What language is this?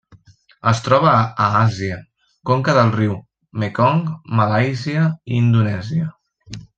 Catalan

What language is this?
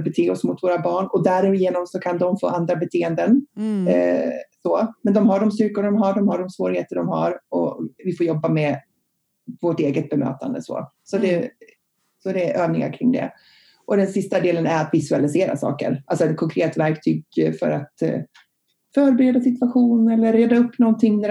Swedish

